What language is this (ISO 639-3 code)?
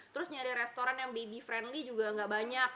ind